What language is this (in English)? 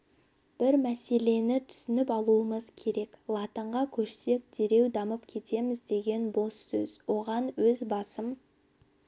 Kazakh